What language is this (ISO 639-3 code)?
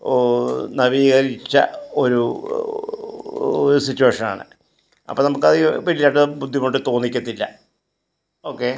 mal